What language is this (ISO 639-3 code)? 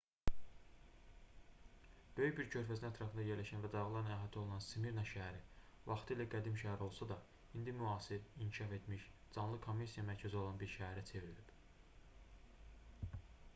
aze